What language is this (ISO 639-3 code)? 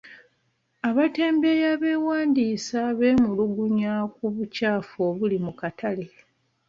lug